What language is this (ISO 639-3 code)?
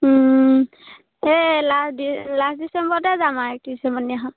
asm